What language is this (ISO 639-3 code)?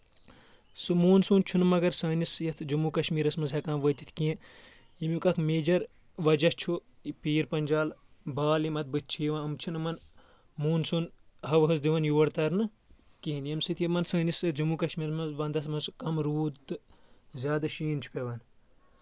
kas